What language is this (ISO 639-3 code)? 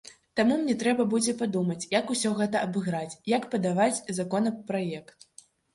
bel